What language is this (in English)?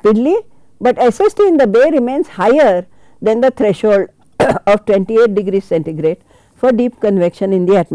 English